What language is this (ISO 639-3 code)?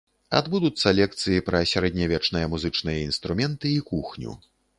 bel